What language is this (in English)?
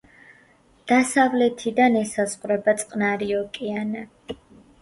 Georgian